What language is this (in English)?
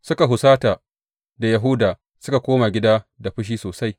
Hausa